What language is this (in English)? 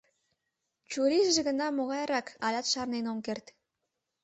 Mari